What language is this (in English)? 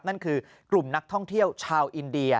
Thai